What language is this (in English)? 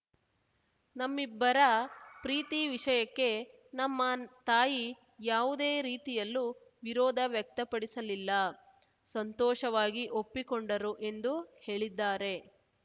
Kannada